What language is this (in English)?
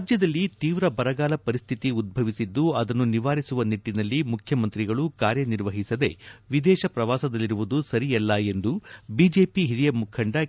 Kannada